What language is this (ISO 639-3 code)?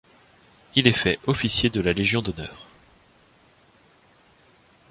fra